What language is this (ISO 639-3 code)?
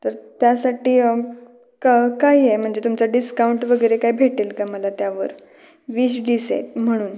mar